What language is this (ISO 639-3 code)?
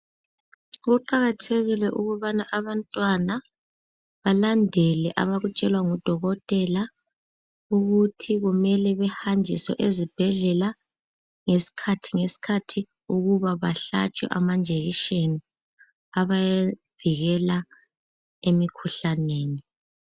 nde